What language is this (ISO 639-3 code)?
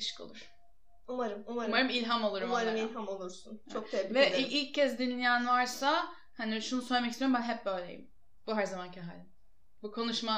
tur